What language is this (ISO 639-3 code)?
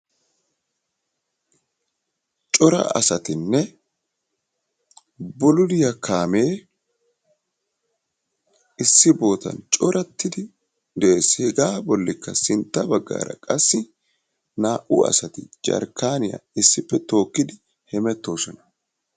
wal